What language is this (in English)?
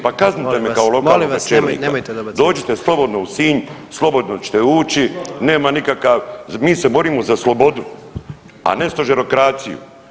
Croatian